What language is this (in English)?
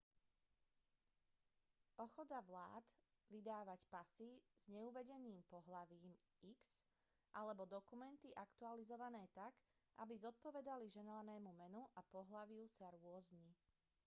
Slovak